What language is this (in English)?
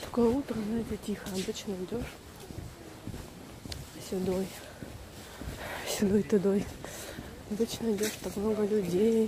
Russian